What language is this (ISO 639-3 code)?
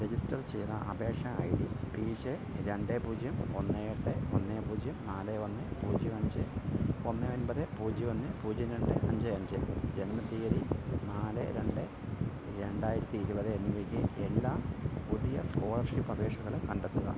mal